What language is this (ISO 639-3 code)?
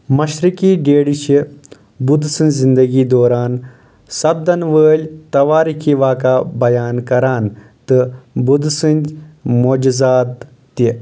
kas